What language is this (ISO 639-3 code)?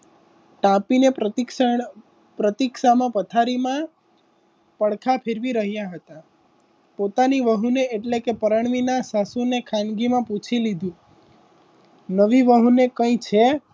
guj